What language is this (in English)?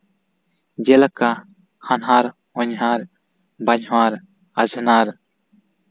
Santali